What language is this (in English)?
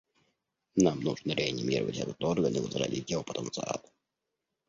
Russian